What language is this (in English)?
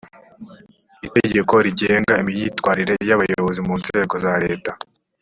Kinyarwanda